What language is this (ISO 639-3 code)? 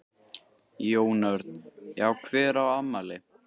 isl